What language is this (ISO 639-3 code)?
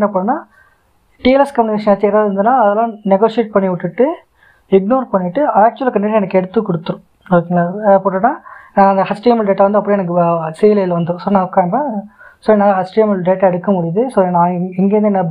tam